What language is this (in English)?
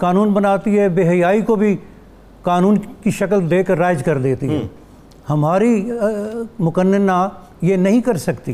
Urdu